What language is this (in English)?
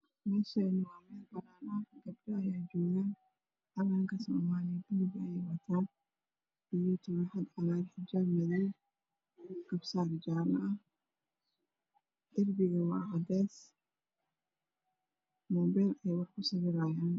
Somali